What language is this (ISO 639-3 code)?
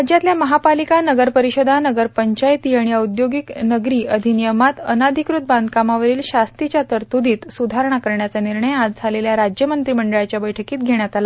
mar